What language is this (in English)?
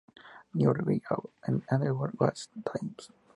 Spanish